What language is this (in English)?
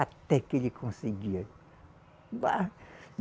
Portuguese